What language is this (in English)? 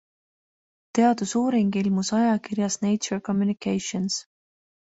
Estonian